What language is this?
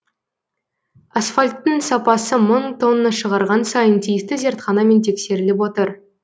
Kazakh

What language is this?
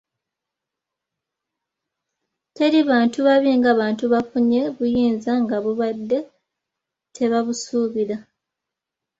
Ganda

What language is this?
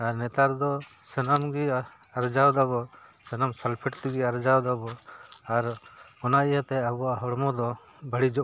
Santali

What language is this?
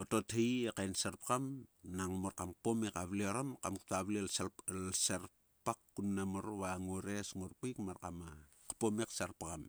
Sulka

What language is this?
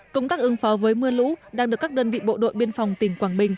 Vietnamese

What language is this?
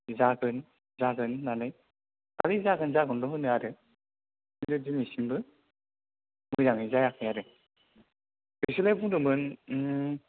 Bodo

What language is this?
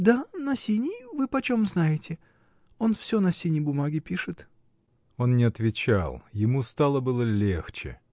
Russian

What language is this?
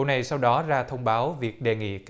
Vietnamese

